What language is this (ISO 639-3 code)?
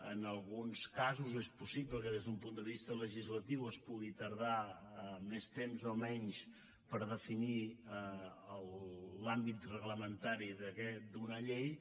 cat